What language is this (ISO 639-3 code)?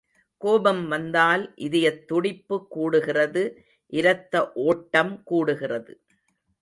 tam